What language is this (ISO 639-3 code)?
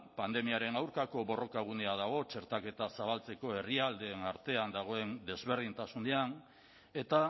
eus